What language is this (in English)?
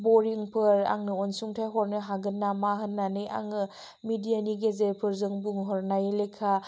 Bodo